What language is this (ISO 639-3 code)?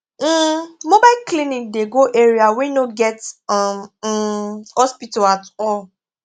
pcm